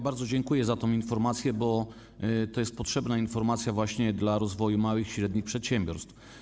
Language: Polish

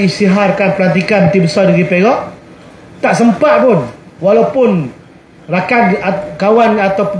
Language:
Malay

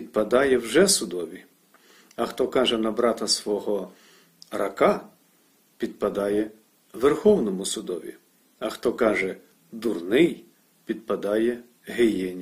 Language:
Ukrainian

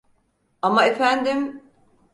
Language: Turkish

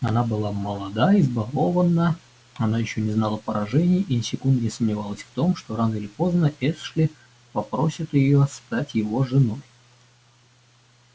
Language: Russian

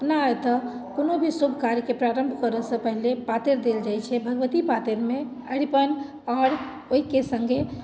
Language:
Maithili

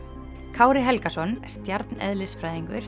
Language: Icelandic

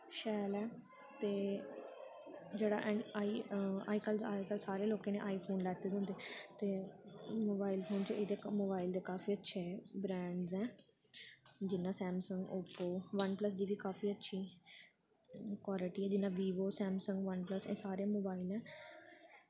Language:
Dogri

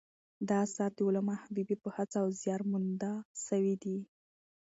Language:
Pashto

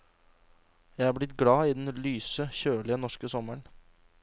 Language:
Norwegian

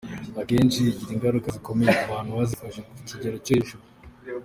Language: Kinyarwanda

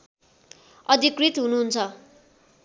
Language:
Nepali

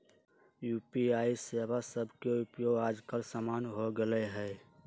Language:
Magahi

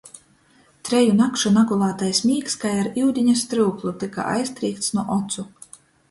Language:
Latgalian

